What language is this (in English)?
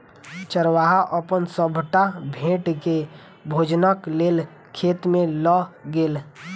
Maithili